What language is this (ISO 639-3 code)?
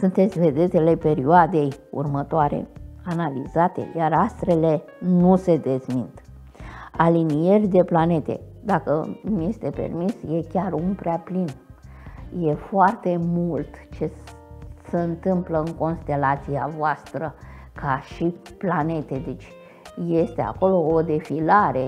ron